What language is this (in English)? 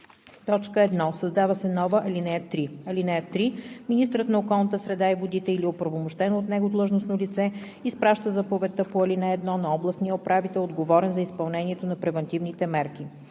Bulgarian